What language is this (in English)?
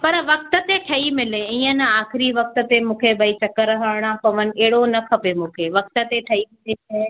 Sindhi